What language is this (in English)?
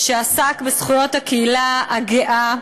Hebrew